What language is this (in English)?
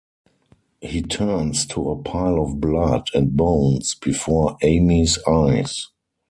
English